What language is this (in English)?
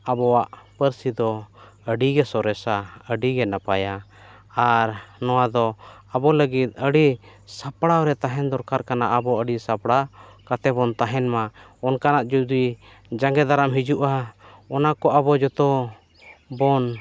Santali